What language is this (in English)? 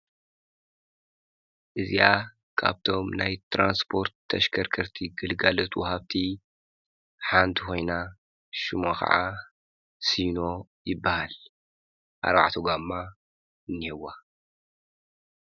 Tigrinya